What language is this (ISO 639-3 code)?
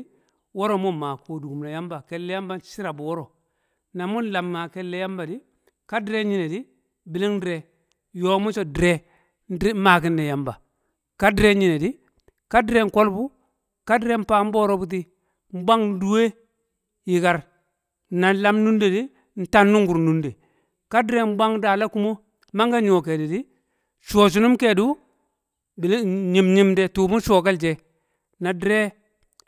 kcq